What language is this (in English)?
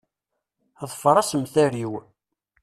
Kabyle